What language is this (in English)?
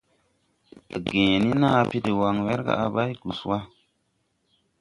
Tupuri